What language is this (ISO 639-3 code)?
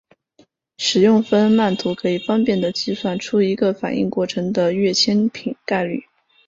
zho